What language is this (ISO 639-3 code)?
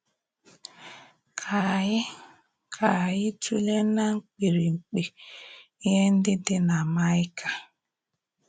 ibo